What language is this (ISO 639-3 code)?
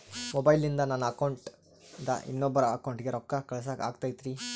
kan